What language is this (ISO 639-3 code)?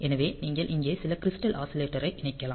tam